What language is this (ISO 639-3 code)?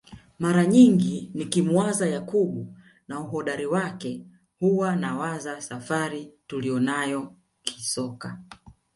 swa